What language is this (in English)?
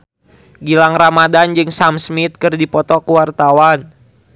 Sundanese